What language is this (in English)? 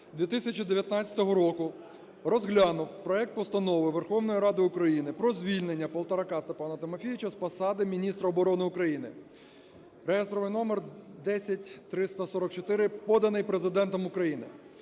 Ukrainian